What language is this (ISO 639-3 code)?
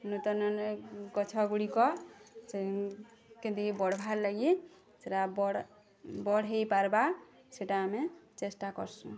ori